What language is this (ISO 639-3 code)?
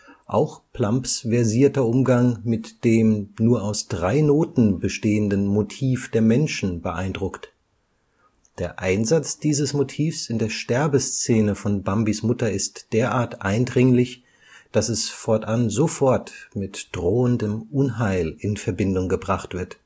deu